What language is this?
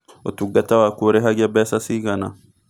Kikuyu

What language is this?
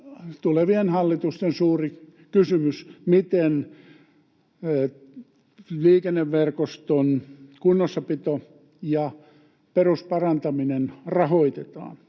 Finnish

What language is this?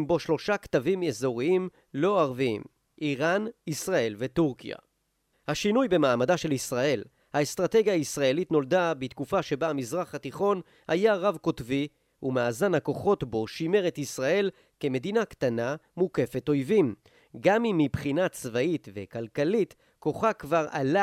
Hebrew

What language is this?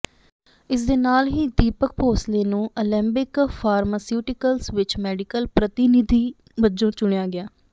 Punjabi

